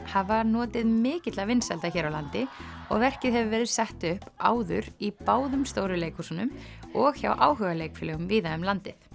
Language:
Icelandic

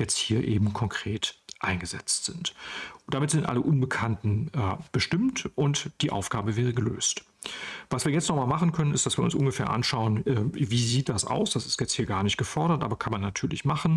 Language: German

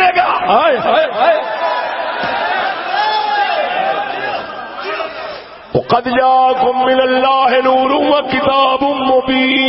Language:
Urdu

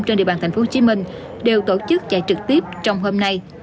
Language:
Vietnamese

